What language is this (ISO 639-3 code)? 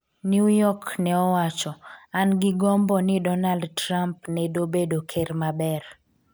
luo